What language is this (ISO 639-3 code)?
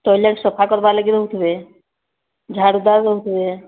ori